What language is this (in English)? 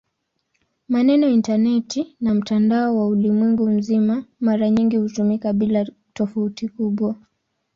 Swahili